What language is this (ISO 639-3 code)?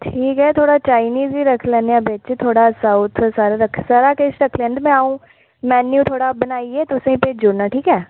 doi